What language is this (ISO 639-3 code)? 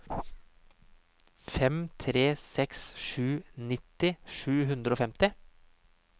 nor